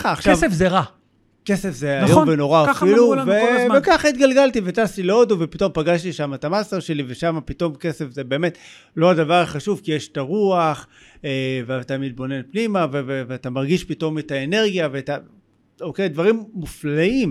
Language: Hebrew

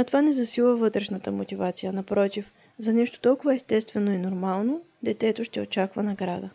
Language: Bulgarian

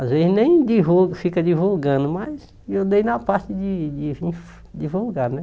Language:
Portuguese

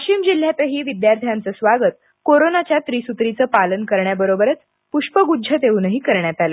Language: Marathi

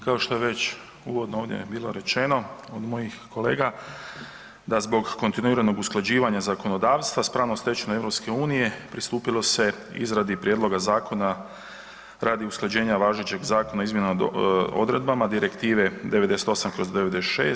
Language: Croatian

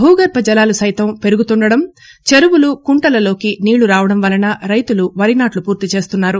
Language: Telugu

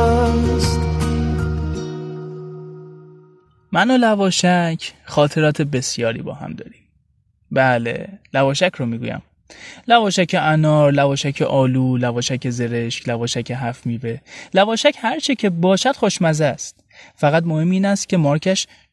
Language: Persian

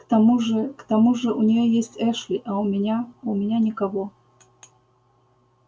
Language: Russian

